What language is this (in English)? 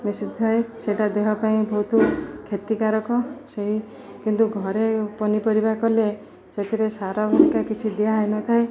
Odia